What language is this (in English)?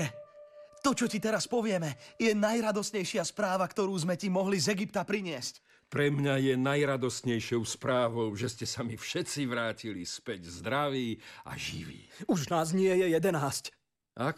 Slovak